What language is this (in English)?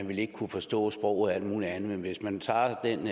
Danish